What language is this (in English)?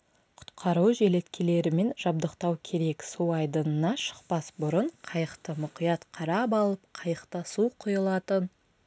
Kazakh